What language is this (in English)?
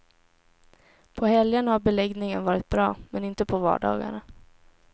Swedish